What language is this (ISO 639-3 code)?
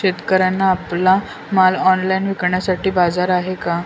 mar